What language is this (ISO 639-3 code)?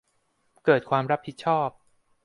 tha